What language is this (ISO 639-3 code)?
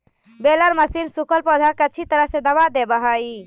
mag